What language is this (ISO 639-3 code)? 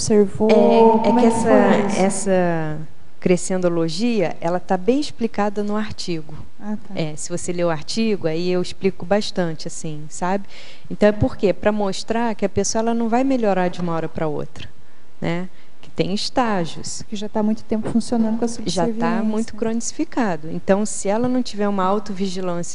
por